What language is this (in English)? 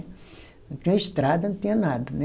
Portuguese